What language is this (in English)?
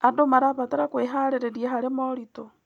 Kikuyu